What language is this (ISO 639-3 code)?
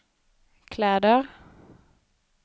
swe